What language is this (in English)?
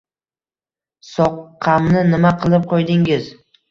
Uzbek